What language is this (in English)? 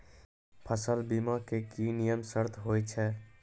Maithili